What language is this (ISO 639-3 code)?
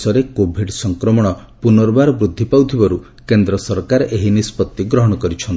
ori